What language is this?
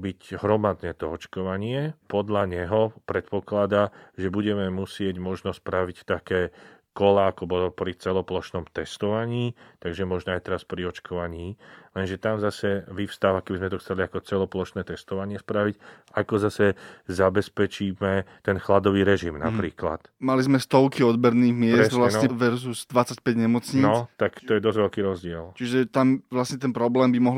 Slovak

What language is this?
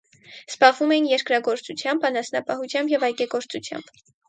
Armenian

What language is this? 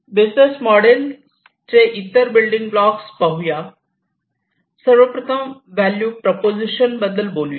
Marathi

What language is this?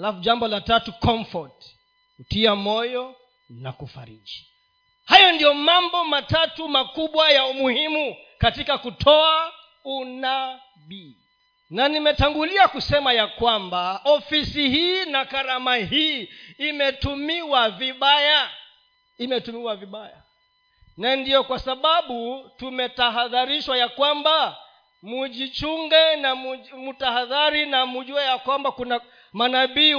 Swahili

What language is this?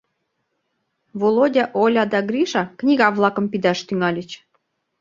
Mari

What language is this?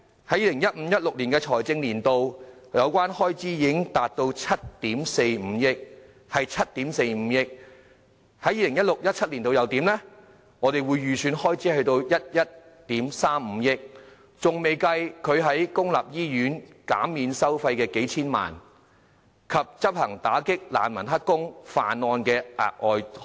Cantonese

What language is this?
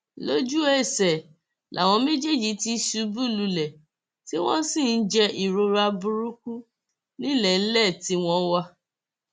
Yoruba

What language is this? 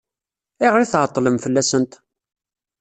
Kabyle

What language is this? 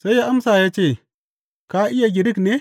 Hausa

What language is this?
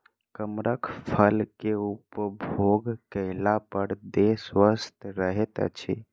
Maithili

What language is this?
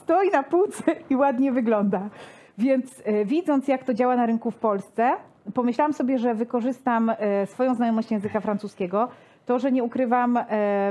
Polish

